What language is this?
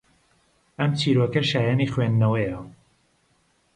Central Kurdish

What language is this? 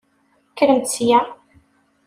Kabyle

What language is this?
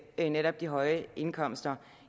Danish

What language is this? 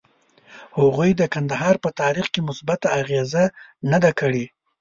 Pashto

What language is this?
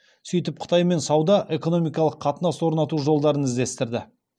Kazakh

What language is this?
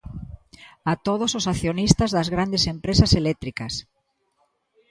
Galician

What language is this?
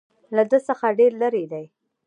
Pashto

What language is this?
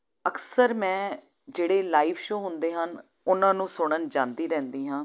Punjabi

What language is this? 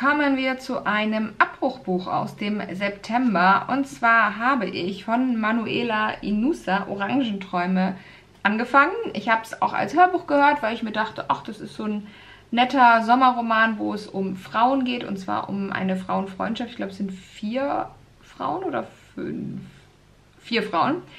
German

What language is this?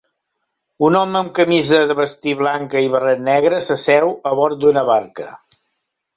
Catalan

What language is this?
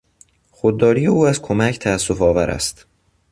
Persian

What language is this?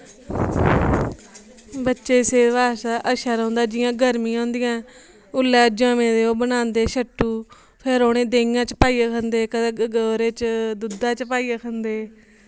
Dogri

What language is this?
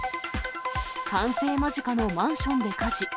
Japanese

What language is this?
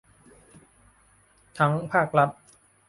Thai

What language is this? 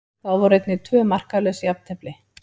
Icelandic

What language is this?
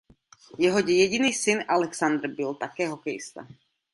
Czech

